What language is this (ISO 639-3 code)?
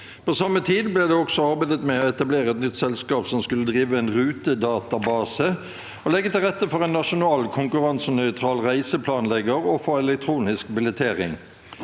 nor